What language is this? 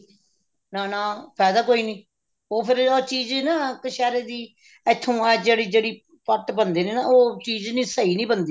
Punjabi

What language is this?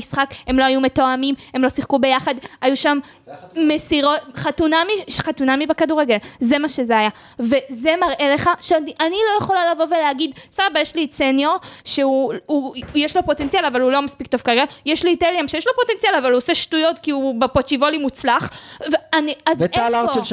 Hebrew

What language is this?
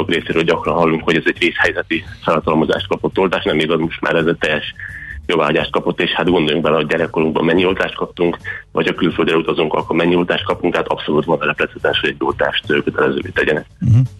Hungarian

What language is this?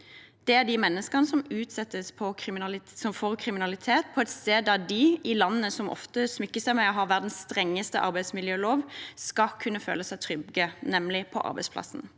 Norwegian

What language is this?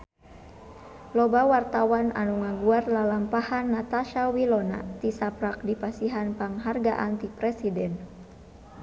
Sundanese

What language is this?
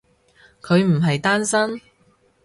Cantonese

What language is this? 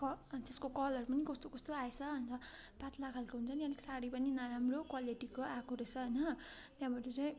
Nepali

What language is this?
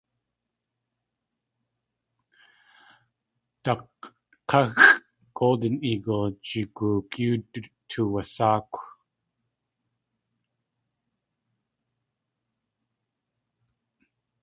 Tlingit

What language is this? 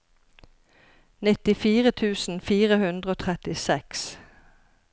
Norwegian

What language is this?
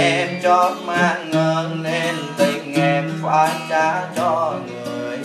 Vietnamese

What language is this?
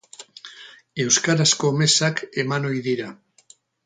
Basque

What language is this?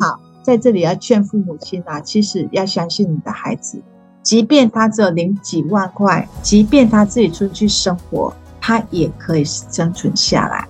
Chinese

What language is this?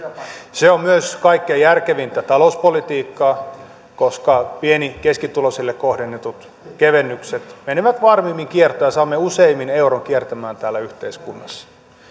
Finnish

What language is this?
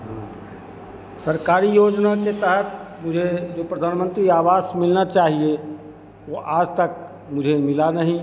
Hindi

